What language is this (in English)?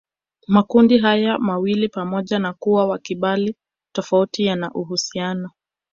Swahili